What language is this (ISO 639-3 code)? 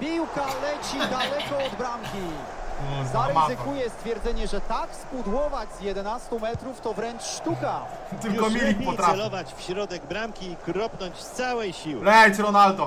pol